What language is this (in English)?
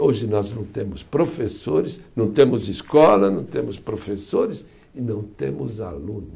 Portuguese